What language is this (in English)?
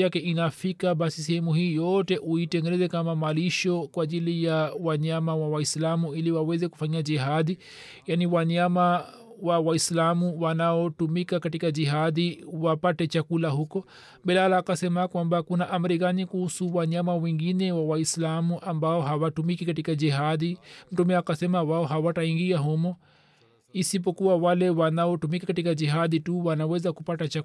Swahili